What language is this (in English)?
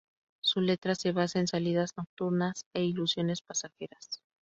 Spanish